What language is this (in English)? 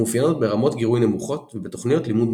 Hebrew